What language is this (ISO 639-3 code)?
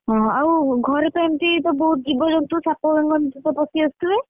ori